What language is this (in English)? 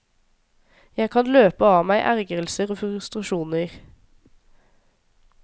Norwegian